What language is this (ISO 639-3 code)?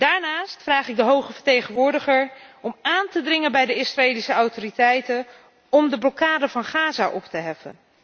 nld